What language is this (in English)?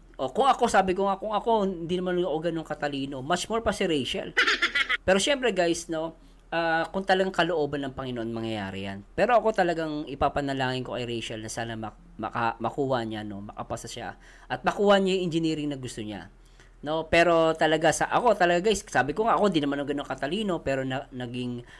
Filipino